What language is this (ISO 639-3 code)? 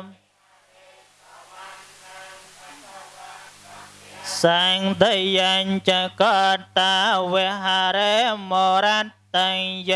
vie